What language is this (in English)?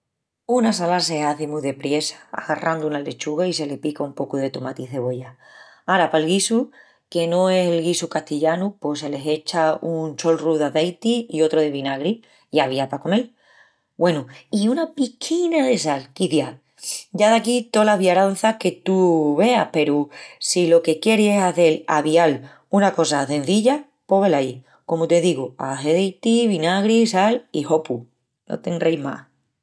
Extremaduran